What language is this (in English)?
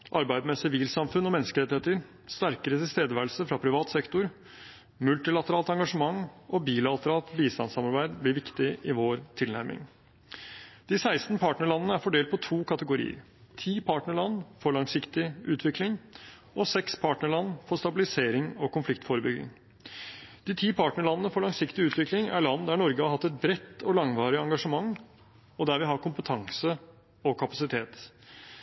Norwegian Bokmål